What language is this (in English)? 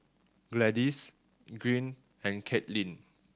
English